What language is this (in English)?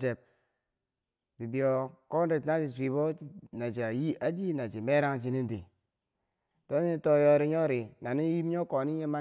Bangwinji